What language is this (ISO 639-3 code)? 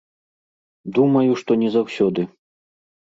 bel